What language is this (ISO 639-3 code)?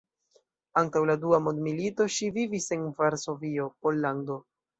epo